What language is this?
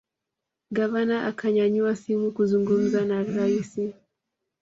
Swahili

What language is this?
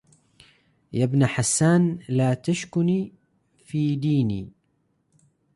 Arabic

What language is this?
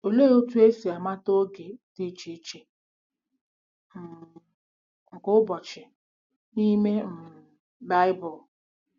Igbo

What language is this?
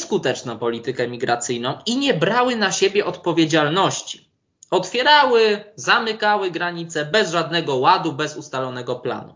Polish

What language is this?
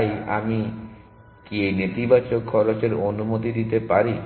Bangla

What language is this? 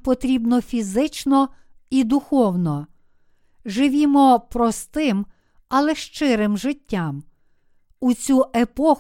Ukrainian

